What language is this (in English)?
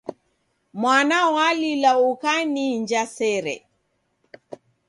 Taita